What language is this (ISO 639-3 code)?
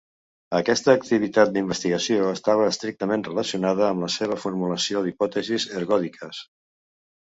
cat